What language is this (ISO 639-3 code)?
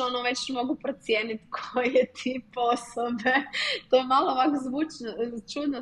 hrv